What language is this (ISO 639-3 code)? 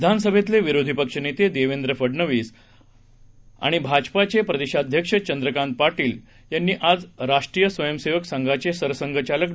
mar